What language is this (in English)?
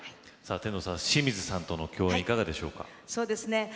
Japanese